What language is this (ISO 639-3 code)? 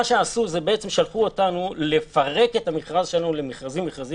heb